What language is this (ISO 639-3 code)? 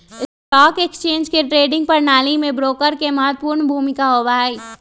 mag